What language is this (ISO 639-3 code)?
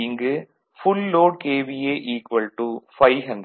tam